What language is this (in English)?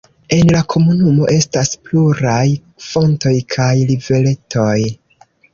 Esperanto